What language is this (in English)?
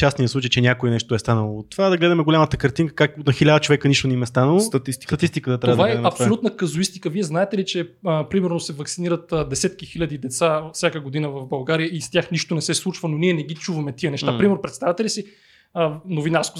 Bulgarian